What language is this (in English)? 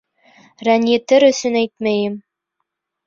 Bashkir